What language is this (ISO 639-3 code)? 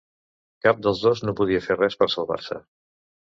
cat